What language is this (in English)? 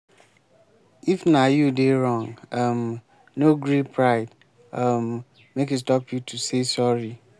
Nigerian Pidgin